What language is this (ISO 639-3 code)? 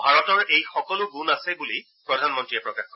asm